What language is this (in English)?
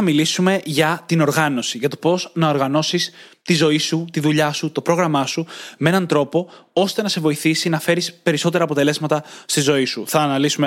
Greek